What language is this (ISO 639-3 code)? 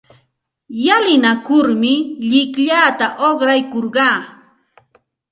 qxt